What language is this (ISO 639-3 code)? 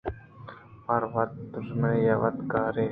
bgp